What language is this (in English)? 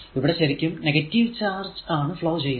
Malayalam